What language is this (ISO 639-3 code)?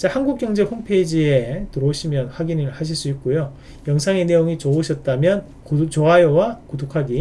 kor